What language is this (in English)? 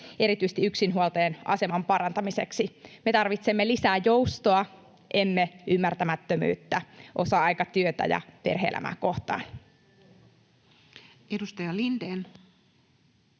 Finnish